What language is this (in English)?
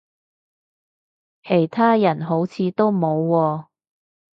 Cantonese